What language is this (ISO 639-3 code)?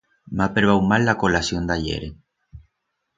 arg